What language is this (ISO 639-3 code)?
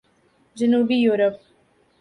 urd